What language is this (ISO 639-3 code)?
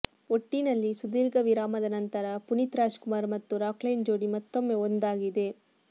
kan